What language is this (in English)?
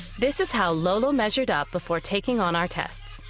English